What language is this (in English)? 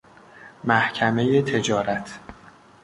Persian